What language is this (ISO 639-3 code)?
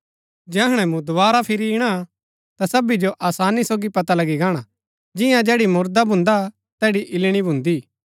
gbk